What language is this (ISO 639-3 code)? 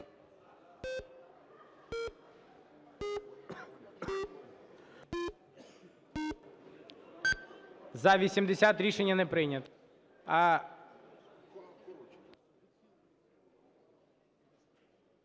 ukr